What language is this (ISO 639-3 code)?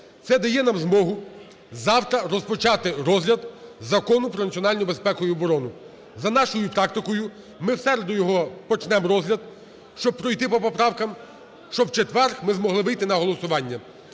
ukr